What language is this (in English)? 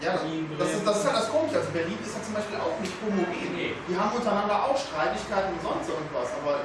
German